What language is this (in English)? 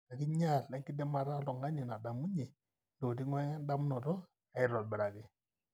Masai